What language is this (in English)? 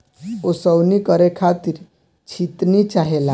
Bhojpuri